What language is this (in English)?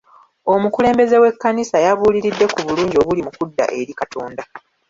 Ganda